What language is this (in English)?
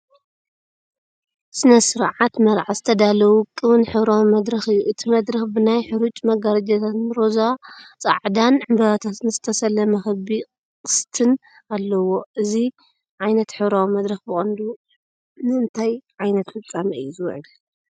Tigrinya